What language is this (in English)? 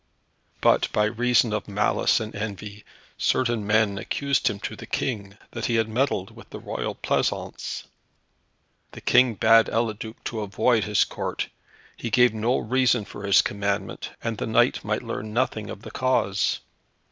English